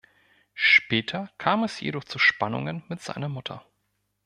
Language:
German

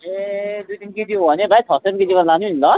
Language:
Nepali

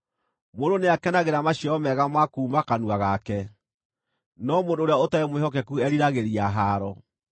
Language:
Kikuyu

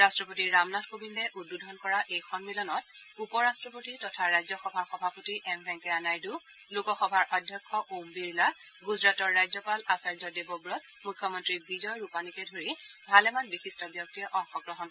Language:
Assamese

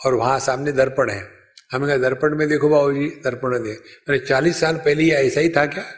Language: Hindi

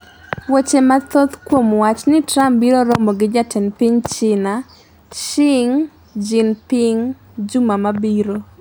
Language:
Luo (Kenya and Tanzania)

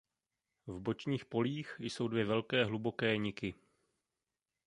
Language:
Czech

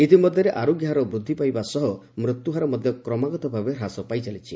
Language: Odia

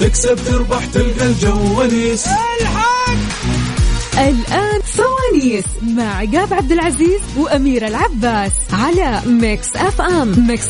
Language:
Arabic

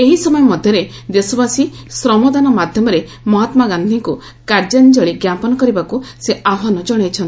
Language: Odia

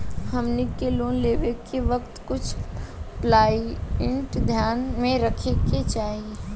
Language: Bhojpuri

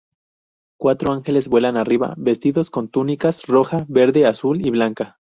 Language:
Spanish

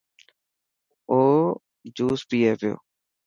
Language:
Dhatki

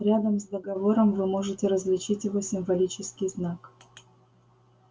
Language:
Russian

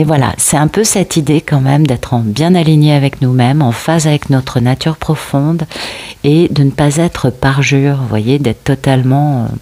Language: French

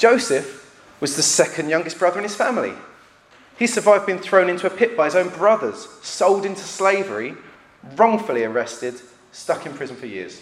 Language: English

